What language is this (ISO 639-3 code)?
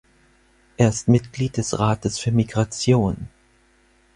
deu